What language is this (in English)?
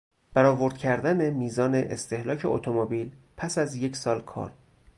Persian